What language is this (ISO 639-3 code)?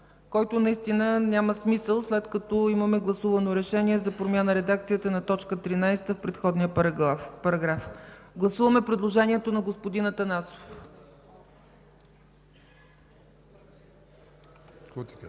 bul